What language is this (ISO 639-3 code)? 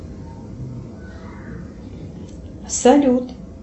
rus